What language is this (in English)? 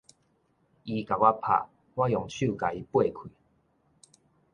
Min Nan Chinese